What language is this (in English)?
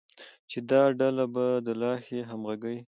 Pashto